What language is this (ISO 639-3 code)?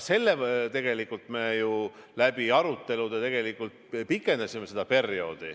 est